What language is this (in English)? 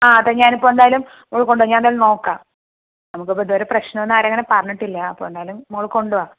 Malayalam